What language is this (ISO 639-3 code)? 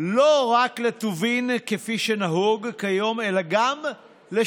heb